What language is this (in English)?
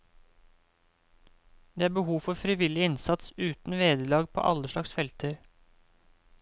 Norwegian